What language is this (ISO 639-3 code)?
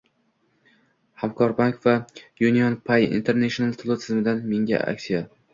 uzb